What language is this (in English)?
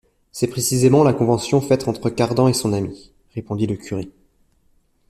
French